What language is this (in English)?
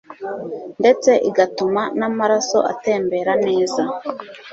Kinyarwanda